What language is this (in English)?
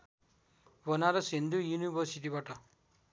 Nepali